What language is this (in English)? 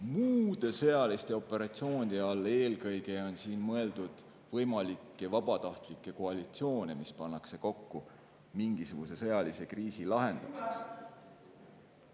Estonian